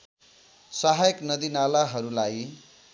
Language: Nepali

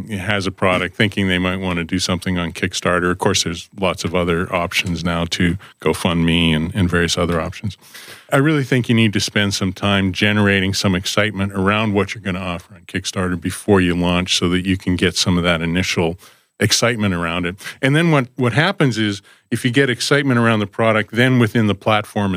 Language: English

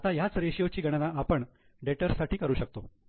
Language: Marathi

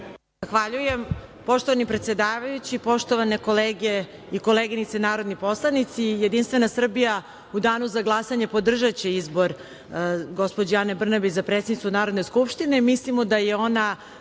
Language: Serbian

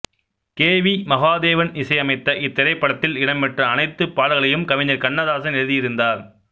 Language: Tamil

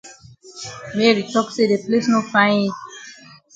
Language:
Cameroon Pidgin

